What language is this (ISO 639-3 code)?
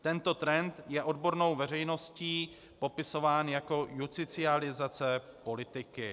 ces